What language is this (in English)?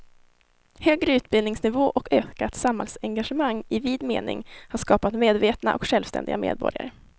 Swedish